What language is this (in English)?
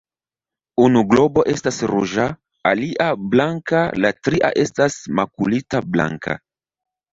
Esperanto